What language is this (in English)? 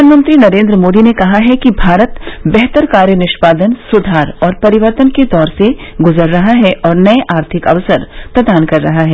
Hindi